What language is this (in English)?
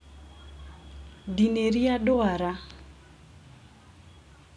Kikuyu